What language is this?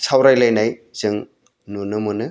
Bodo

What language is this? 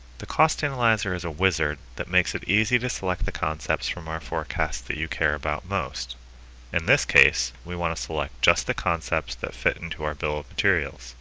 English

